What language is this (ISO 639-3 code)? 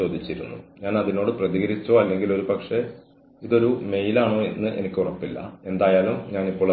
mal